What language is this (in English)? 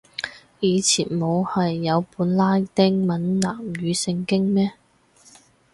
Cantonese